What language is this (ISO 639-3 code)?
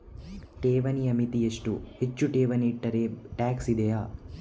kan